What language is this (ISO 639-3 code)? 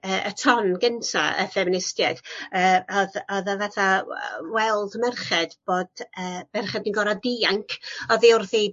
cym